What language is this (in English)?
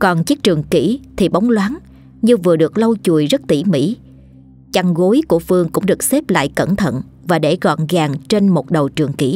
Vietnamese